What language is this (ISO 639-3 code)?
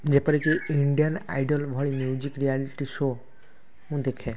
ori